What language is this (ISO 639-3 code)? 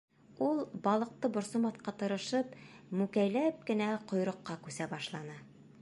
bak